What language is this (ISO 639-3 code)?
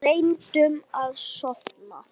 isl